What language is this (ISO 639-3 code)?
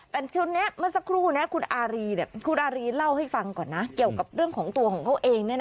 tha